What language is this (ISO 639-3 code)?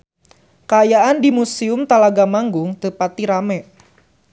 sun